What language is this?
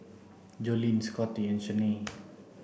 English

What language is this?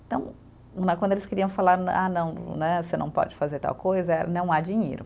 Portuguese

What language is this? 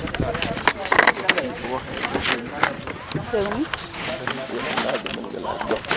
Serer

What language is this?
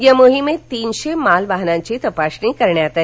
Marathi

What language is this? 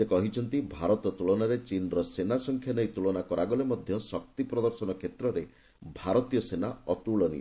Odia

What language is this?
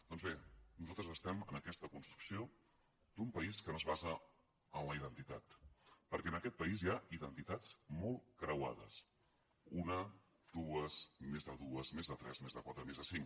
Catalan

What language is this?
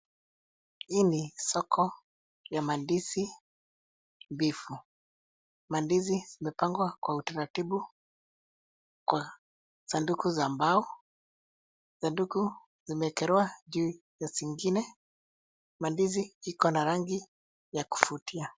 Swahili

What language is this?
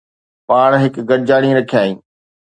Sindhi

